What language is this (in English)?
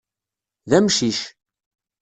Kabyle